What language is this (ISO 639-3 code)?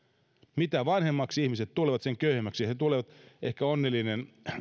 fin